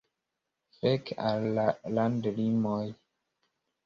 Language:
Esperanto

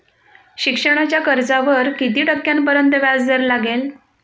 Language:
Marathi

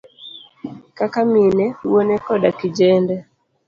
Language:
Luo (Kenya and Tanzania)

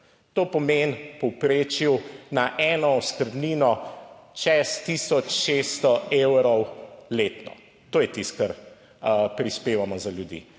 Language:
Slovenian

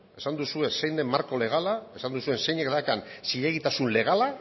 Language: Basque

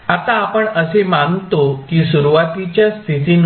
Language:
Marathi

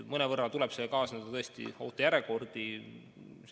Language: Estonian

